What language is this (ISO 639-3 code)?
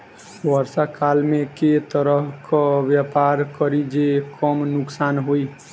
mai